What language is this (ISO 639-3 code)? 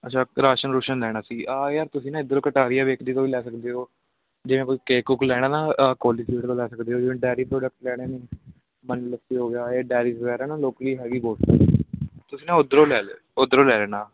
pan